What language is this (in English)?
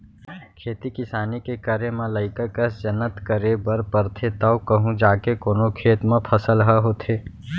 Chhattisgarhi